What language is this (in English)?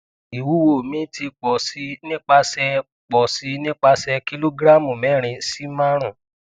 Yoruba